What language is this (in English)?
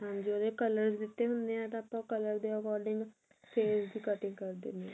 Punjabi